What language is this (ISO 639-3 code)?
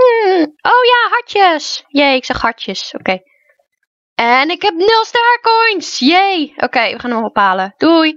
nld